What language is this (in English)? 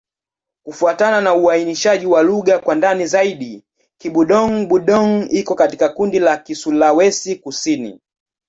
Swahili